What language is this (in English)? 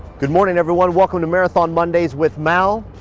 English